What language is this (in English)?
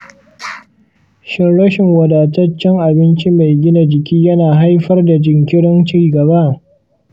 Hausa